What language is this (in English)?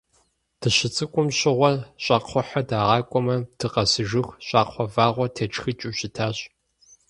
Kabardian